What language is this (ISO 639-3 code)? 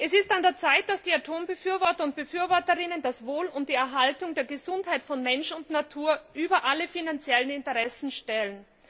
deu